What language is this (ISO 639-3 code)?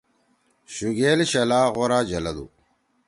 trw